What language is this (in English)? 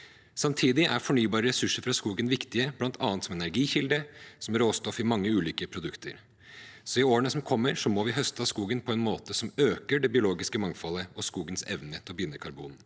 Norwegian